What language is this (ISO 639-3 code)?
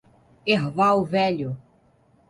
por